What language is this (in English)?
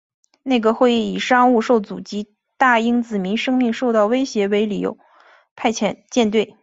Chinese